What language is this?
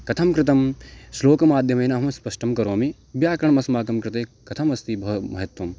Sanskrit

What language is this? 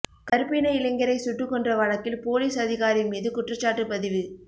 Tamil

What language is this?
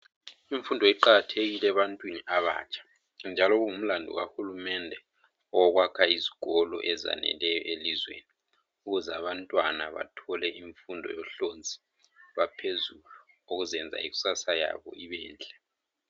North Ndebele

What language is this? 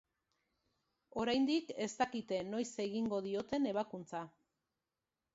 Basque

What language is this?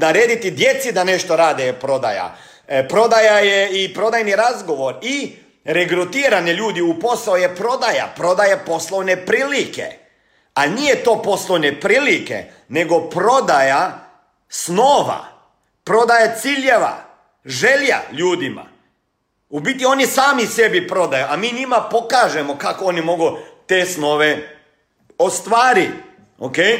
Croatian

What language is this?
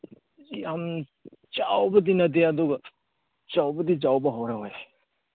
Manipuri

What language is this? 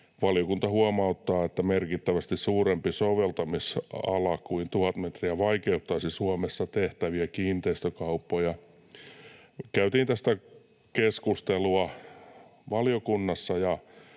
Finnish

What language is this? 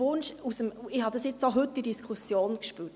Swiss German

